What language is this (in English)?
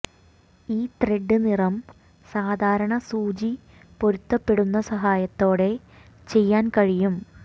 Malayalam